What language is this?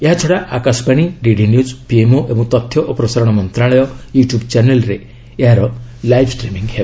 Odia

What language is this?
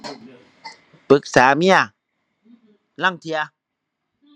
Thai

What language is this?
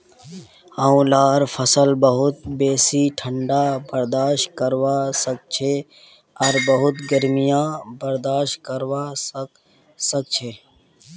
Magahi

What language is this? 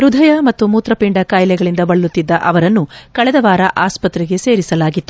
Kannada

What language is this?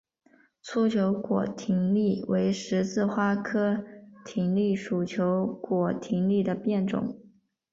Chinese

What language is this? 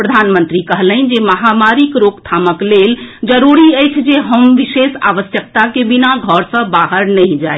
Maithili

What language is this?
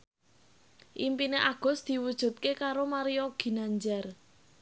Javanese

